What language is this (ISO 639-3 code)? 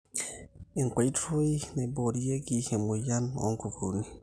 mas